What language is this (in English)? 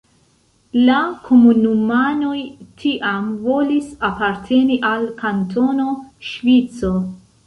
Esperanto